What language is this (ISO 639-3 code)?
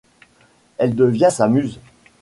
fra